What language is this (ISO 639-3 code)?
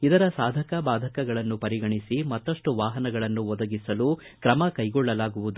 kan